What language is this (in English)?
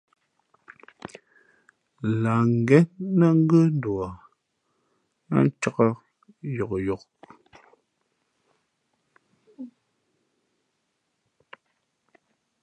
Fe'fe'